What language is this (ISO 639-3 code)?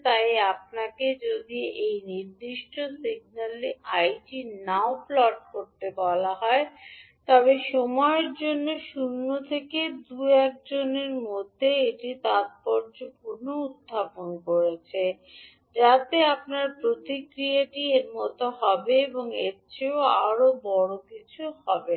ben